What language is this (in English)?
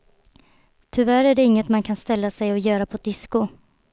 Swedish